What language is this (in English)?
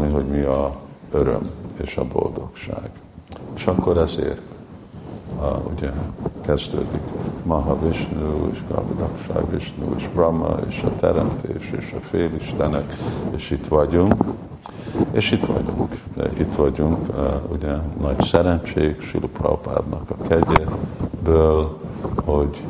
Hungarian